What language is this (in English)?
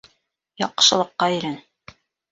Bashkir